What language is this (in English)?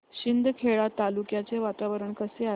Marathi